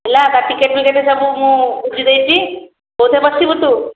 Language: Odia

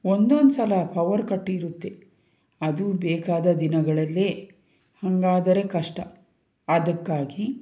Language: Kannada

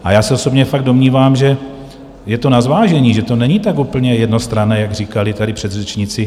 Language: Czech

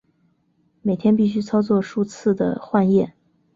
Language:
Chinese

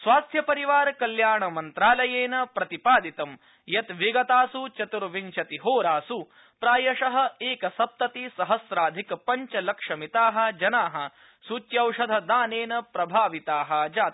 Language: Sanskrit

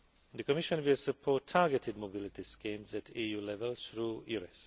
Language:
English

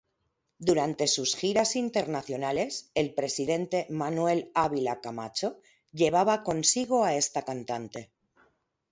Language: Spanish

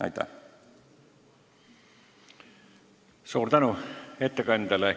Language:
Estonian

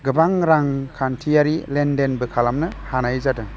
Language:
Bodo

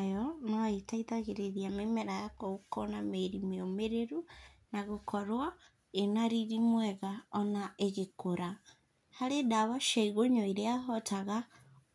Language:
Kikuyu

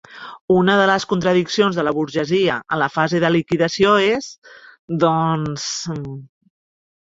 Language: Catalan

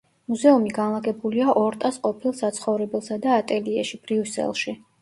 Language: Georgian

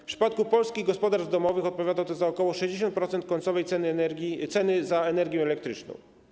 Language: Polish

